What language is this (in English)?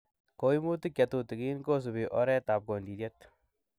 Kalenjin